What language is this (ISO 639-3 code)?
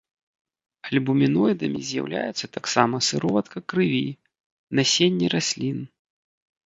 bel